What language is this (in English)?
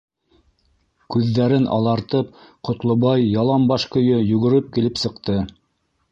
Bashkir